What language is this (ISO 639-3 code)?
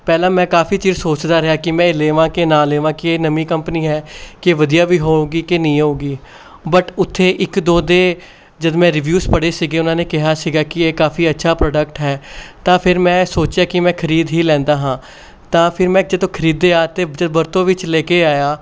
pan